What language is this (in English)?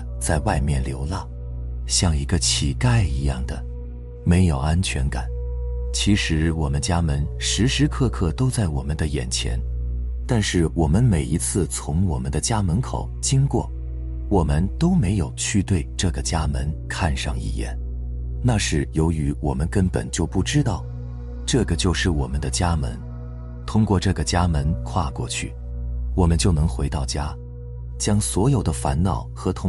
Chinese